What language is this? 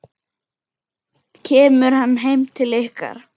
Icelandic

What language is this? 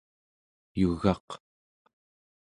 Central Yupik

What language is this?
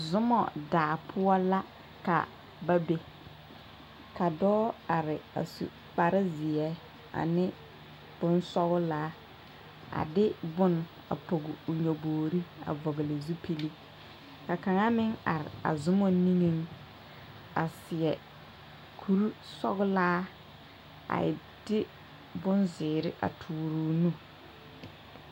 Southern Dagaare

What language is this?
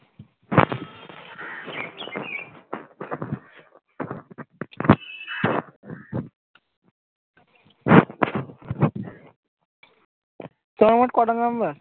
Bangla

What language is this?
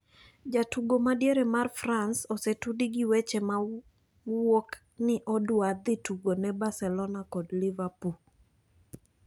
Luo (Kenya and Tanzania)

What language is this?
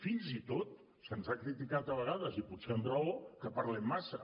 Catalan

